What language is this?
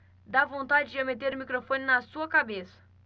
Portuguese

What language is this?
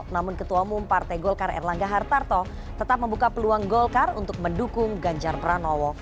Indonesian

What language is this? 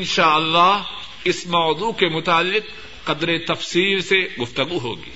Urdu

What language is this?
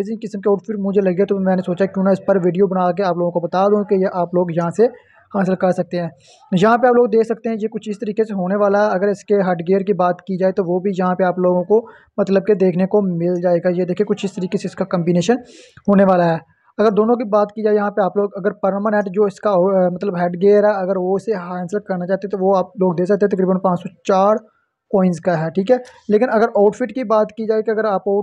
Hindi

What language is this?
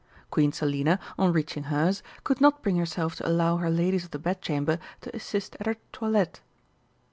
English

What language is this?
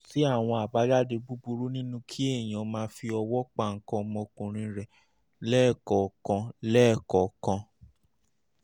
Yoruba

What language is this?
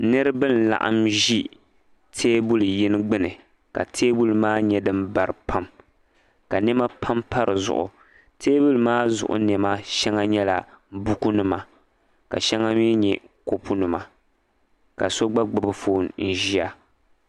Dagbani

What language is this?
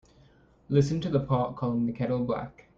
English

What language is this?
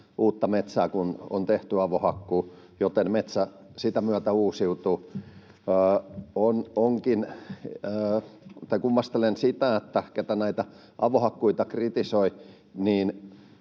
Finnish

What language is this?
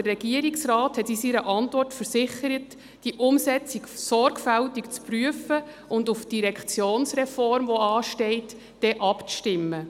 Swiss German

